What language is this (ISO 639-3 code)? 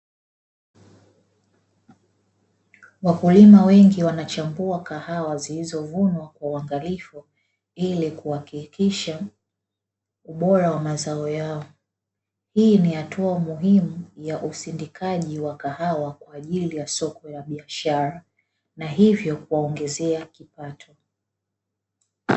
swa